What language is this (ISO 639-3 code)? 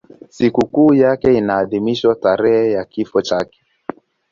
swa